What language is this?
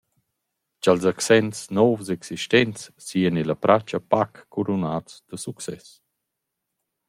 Romansh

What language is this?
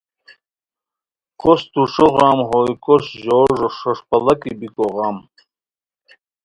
Khowar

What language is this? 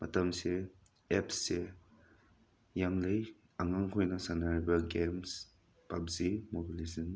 Manipuri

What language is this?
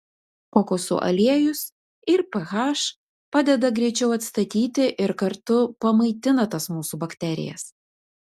Lithuanian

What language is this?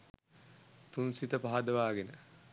Sinhala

